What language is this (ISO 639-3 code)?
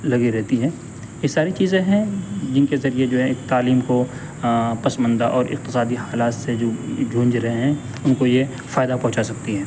urd